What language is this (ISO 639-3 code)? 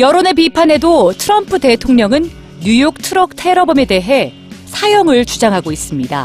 kor